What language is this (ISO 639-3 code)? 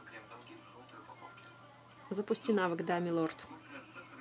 rus